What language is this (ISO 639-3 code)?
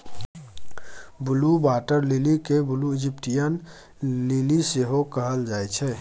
mai